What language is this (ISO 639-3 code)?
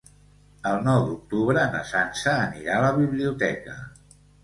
cat